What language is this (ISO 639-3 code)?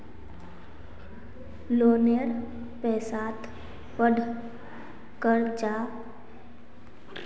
mag